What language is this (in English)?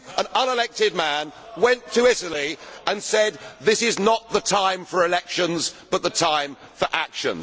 English